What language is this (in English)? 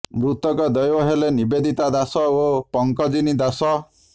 Odia